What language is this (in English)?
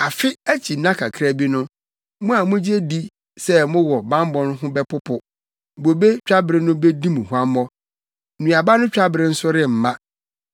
Akan